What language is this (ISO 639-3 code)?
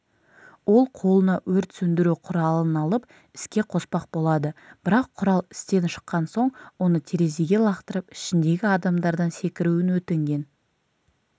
kaz